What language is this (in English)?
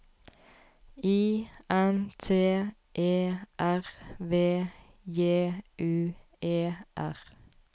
Norwegian